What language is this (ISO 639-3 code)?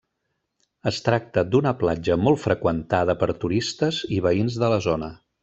cat